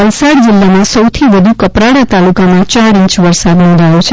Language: Gujarati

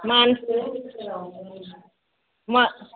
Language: Kannada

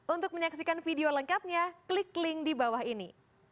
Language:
Indonesian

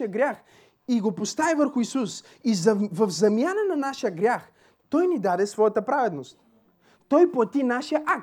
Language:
Bulgarian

